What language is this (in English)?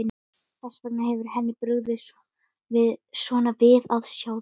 Icelandic